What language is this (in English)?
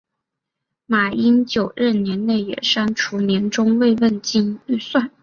Chinese